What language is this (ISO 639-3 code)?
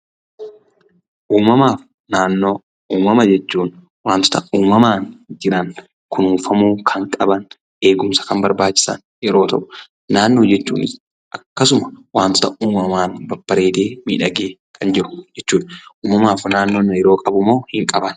orm